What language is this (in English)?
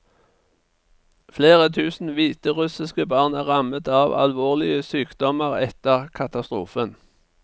Norwegian